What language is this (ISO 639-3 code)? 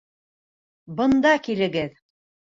bak